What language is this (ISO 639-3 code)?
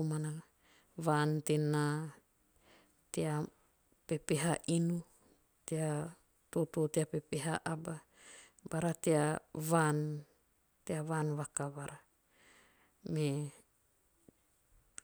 tio